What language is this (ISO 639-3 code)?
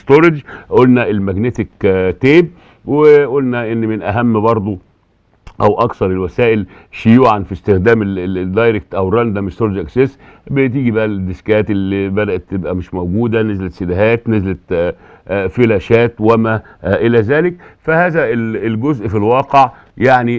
ara